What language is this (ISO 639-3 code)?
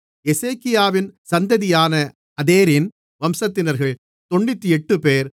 tam